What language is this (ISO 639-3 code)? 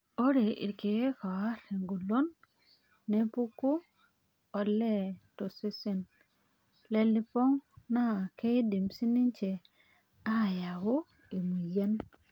mas